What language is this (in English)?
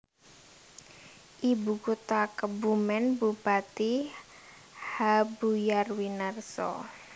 Javanese